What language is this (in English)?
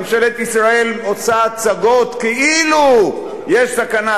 Hebrew